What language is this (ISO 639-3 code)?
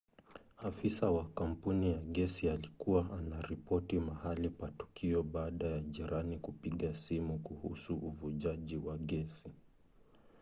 swa